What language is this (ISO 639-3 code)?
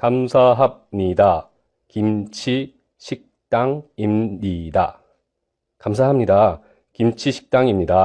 kor